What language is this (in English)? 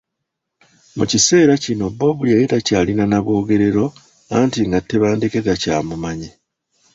Ganda